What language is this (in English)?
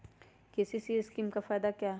Magahi